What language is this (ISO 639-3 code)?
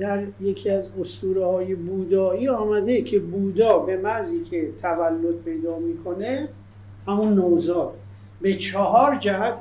fas